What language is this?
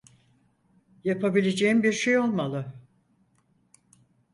Turkish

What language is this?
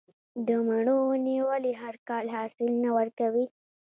Pashto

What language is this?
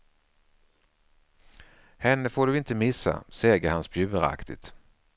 Swedish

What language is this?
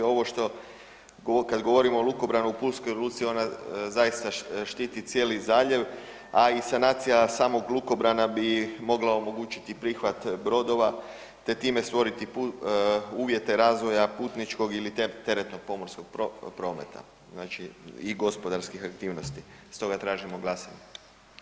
Croatian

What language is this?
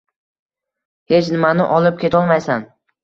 Uzbek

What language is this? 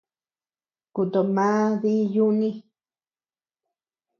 Tepeuxila Cuicatec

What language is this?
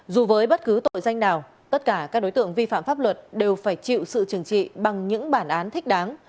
Vietnamese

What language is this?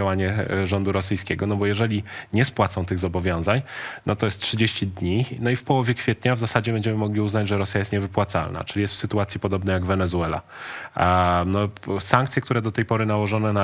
Polish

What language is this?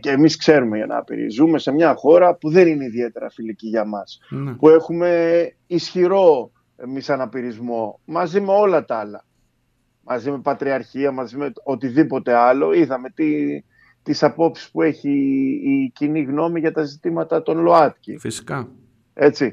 Greek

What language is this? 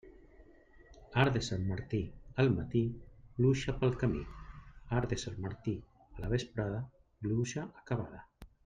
Catalan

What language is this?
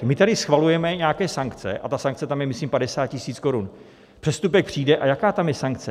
Czech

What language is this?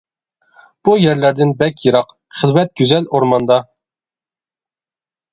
Uyghur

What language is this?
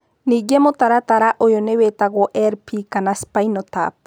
Kikuyu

